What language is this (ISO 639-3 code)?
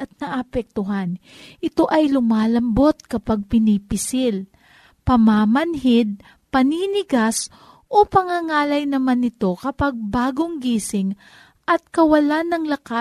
fil